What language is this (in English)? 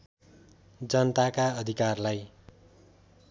Nepali